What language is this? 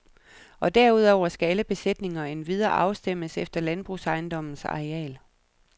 Danish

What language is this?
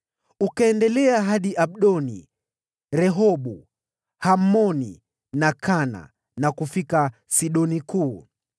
Swahili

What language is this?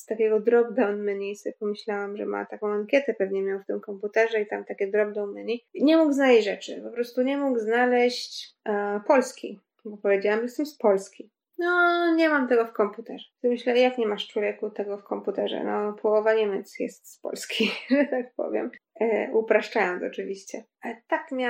Polish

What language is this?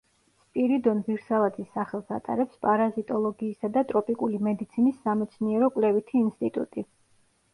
Georgian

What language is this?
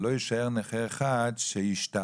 Hebrew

